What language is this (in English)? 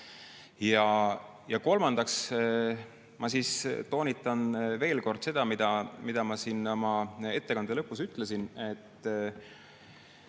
Estonian